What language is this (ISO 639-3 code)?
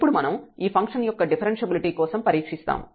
tel